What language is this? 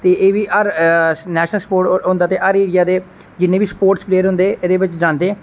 Dogri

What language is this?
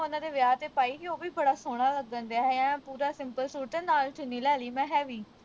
Punjabi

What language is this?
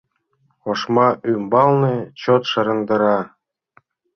Mari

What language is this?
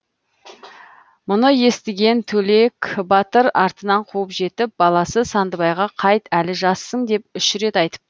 Kazakh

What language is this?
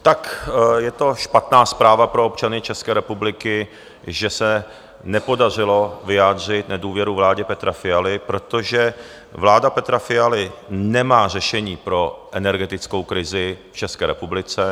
Czech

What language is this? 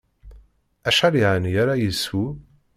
Kabyle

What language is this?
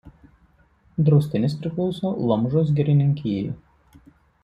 Lithuanian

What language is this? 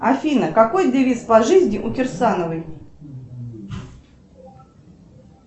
Russian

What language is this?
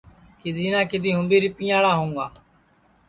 Sansi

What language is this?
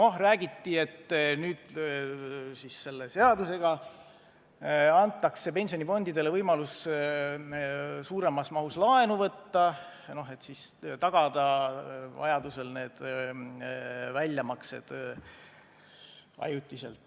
Estonian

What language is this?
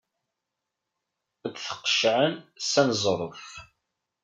Kabyle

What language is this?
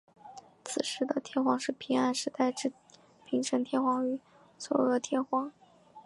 Chinese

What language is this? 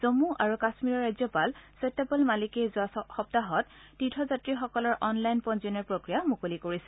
Assamese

